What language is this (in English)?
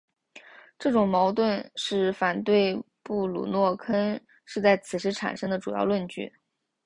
Chinese